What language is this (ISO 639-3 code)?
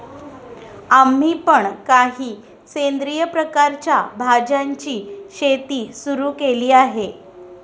mar